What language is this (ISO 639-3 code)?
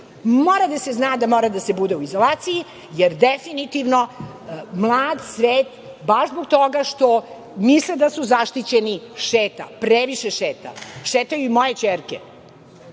srp